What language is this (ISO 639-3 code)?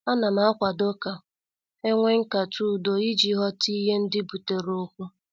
ibo